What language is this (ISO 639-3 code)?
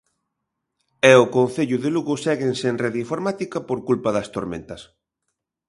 glg